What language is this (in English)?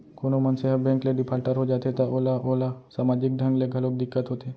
Chhattisgarhi